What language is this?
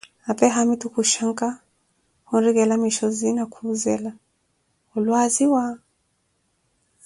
Koti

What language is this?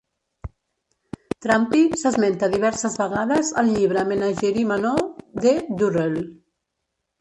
Catalan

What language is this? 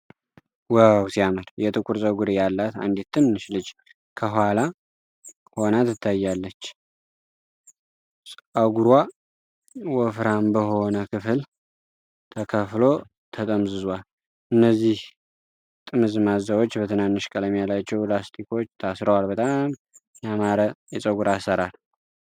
Amharic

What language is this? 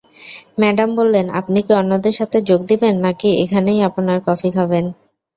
Bangla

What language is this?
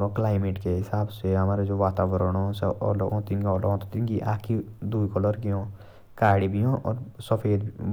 Jaunsari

